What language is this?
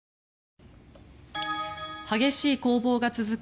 Japanese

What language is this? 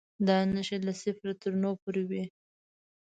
Pashto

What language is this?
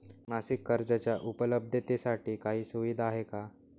Marathi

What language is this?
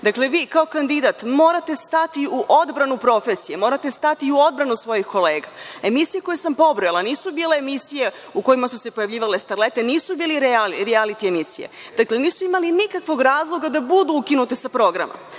Serbian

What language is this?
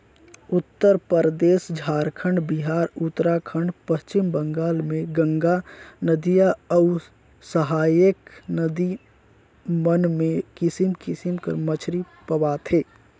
Chhattisgarhi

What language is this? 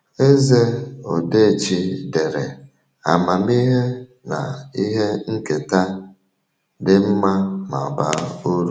Igbo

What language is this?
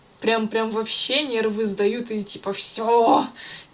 Russian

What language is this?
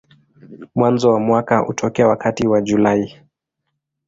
Swahili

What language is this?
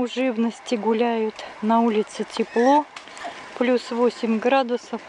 Russian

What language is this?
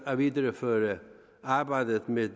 Danish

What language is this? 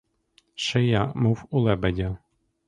Ukrainian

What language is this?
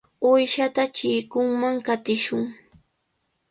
Cajatambo North Lima Quechua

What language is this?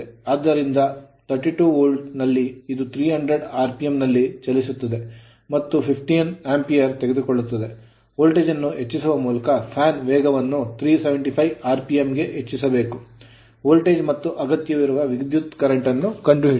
Kannada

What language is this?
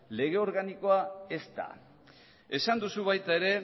Basque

